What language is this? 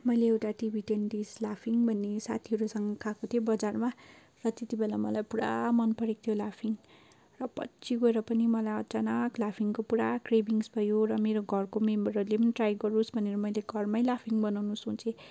Nepali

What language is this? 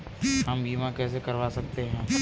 Hindi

